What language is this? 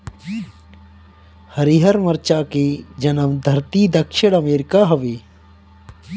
Bhojpuri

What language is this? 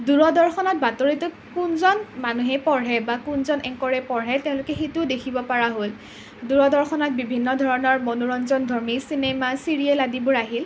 Assamese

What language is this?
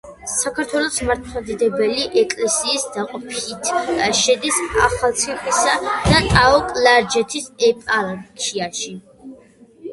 Georgian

